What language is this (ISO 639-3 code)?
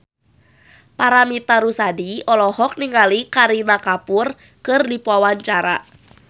sun